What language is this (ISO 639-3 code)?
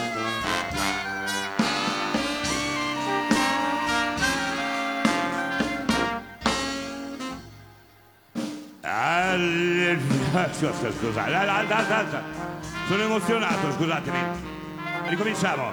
ita